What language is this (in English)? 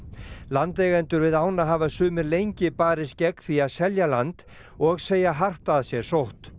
Icelandic